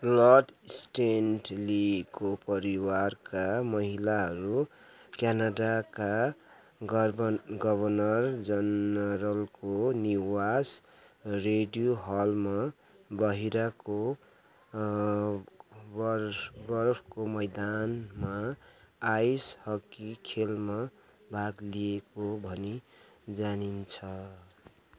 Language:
Nepali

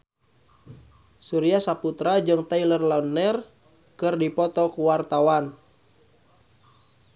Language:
Sundanese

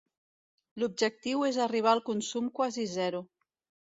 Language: Catalan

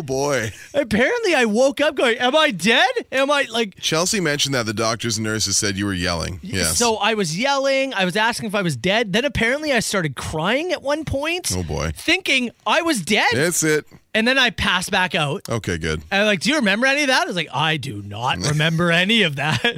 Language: English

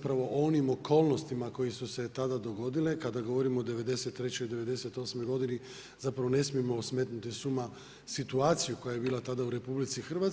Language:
Croatian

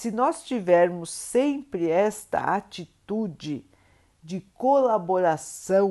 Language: Portuguese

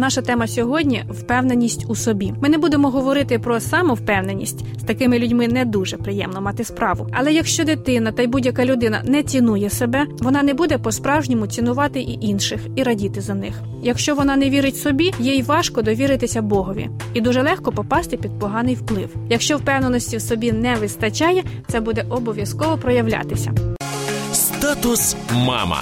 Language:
Ukrainian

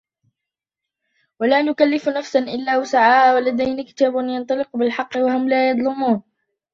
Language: Arabic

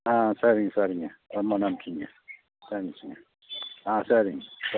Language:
Tamil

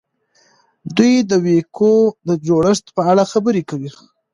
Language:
Pashto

